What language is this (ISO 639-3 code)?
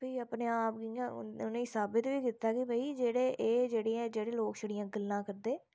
doi